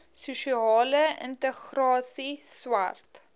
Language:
Afrikaans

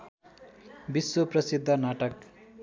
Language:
Nepali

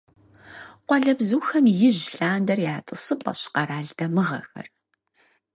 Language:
Kabardian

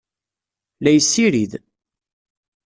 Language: Kabyle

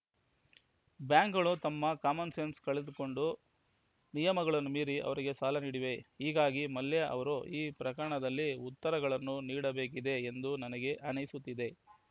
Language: Kannada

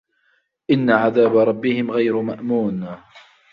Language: Arabic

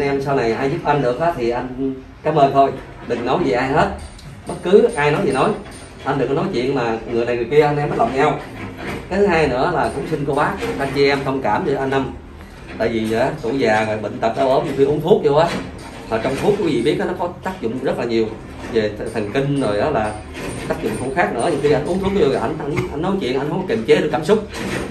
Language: Vietnamese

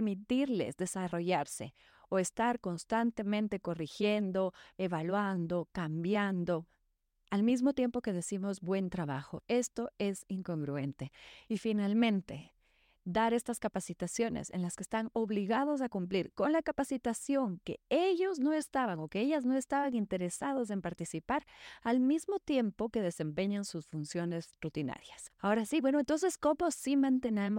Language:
Spanish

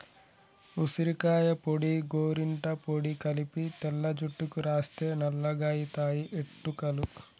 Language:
Telugu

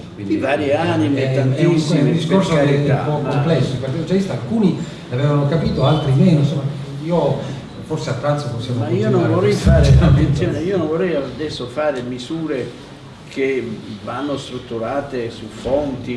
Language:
Italian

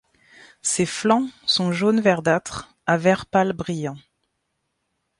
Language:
French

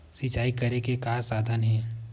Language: Chhattisgarhi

